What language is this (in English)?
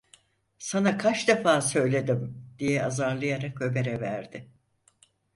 Turkish